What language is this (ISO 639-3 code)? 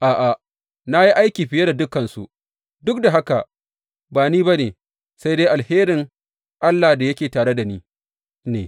hau